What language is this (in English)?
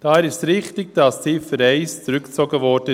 Swiss German